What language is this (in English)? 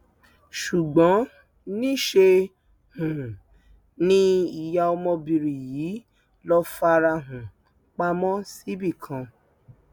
Yoruba